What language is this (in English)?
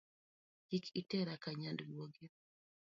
Luo (Kenya and Tanzania)